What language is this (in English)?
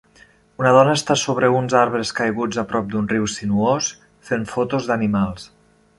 Catalan